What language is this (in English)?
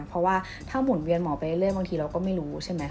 Thai